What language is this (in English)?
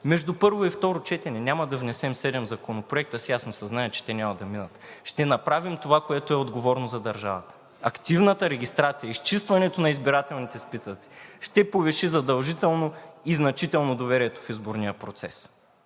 Bulgarian